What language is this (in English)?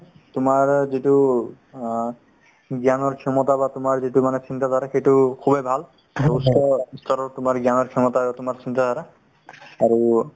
Assamese